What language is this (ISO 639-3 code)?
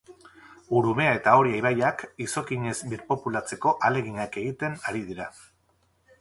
eus